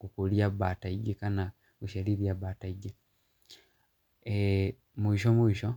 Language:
Kikuyu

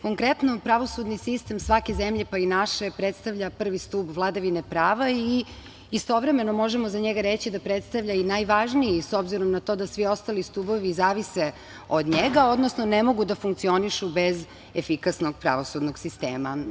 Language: Serbian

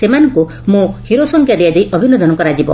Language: Odia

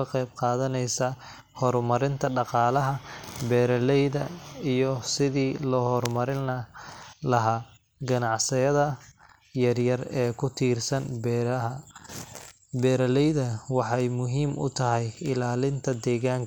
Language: Somali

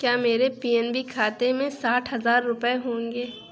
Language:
Urdu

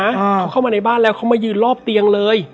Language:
Thai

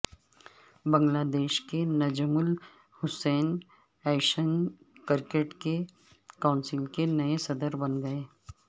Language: Urdu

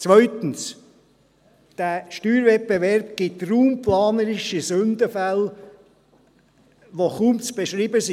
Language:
Swiss German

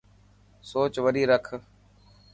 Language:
Dhatki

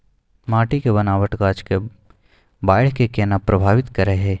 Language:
Maithili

